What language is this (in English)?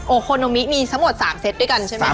Thai